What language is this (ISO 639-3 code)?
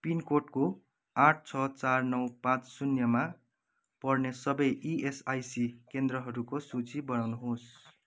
nep